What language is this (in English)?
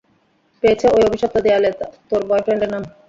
Bangla